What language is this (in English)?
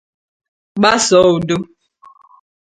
Igbo